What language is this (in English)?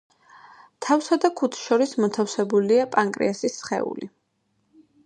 Georgian